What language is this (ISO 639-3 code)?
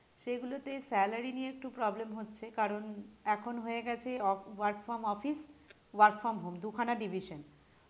ben